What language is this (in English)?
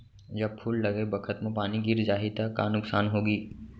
Chhattisgarhi